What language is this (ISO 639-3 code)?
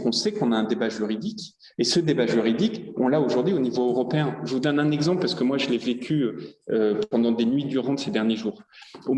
fra